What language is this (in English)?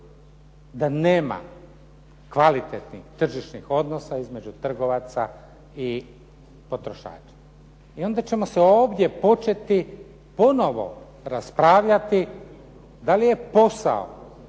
Croatian